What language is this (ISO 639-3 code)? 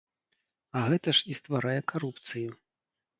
bel